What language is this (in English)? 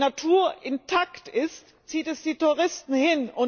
German